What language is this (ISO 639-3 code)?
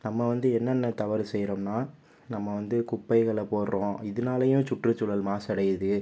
tam